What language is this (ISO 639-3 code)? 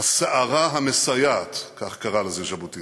heb